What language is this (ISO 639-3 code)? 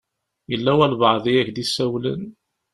kab